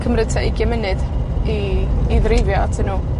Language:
Welsh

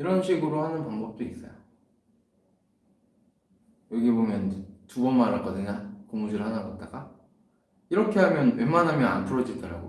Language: Korean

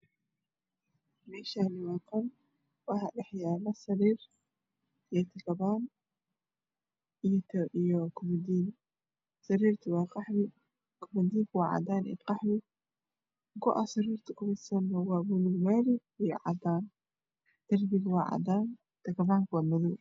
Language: Somali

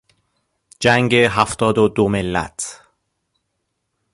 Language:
Persian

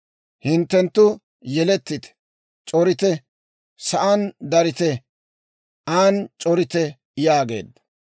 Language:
Dawro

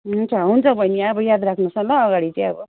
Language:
Nepali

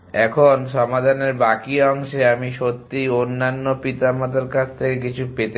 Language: Bangla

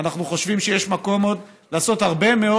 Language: Hebrew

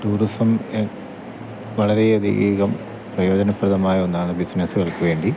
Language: Malayalam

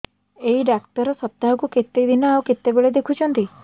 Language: Odia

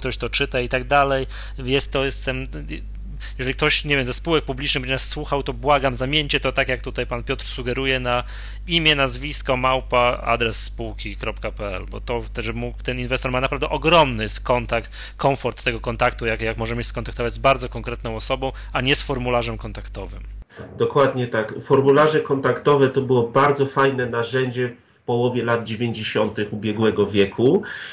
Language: Polish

